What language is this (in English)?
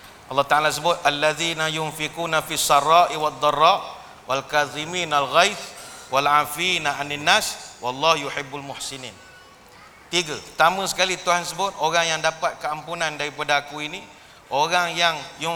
Malay